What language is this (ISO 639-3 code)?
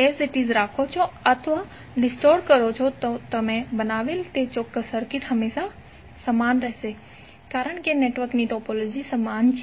guj